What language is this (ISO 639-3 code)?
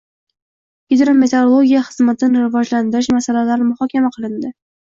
uzb